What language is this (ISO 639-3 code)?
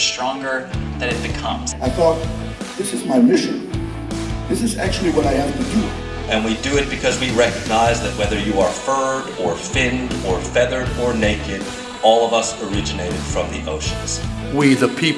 eng